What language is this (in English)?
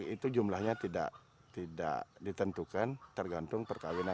Indonesian